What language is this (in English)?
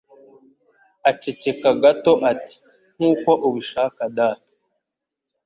Kinyarwanda